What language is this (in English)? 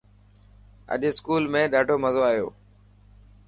Dhatki